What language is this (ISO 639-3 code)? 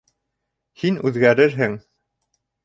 bak